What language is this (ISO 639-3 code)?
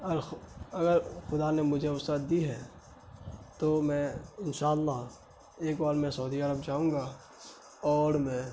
urd